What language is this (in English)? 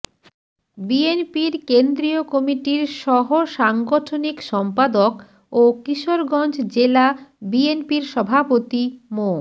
Bangla